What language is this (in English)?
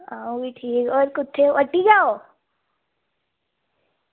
Dogri